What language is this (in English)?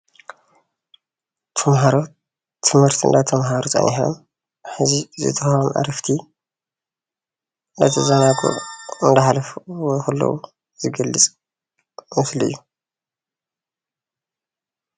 Tigrinya